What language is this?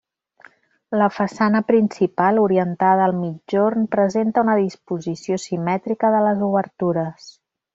Catalan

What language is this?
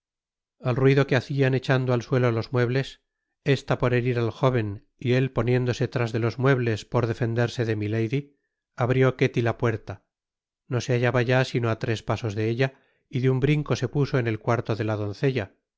Spanish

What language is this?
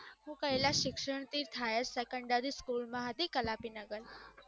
Gujarati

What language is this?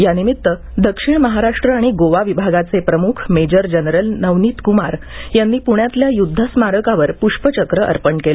Marathi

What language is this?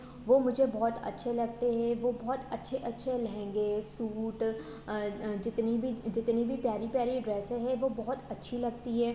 Hindi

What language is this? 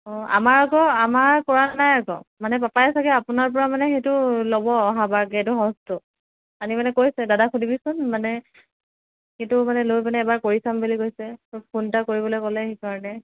Assamese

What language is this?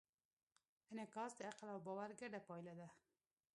Pashto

